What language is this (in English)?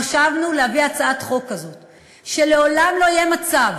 Hebrew